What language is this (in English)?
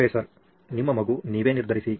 Kannada